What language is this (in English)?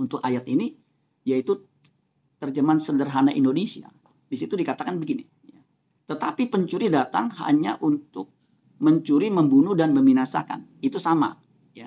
Indonesian